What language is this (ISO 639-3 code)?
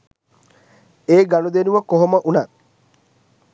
sin